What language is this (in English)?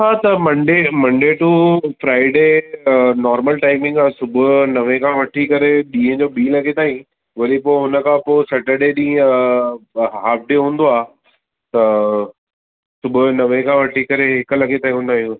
Sindhi